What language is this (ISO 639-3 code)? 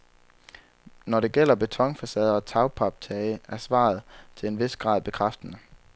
dan